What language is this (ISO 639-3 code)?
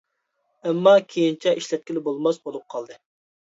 uig